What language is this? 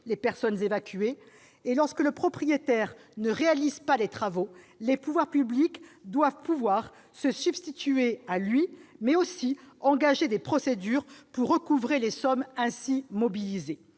French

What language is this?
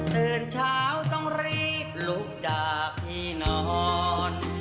Thai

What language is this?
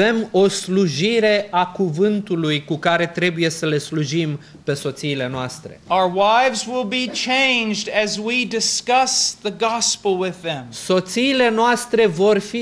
Romanian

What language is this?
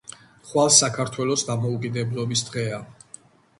Georgian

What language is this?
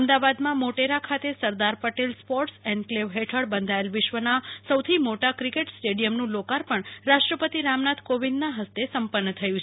Gujarati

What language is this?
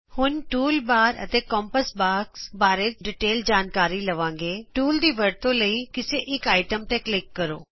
Punjabi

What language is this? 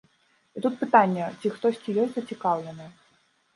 Belarusian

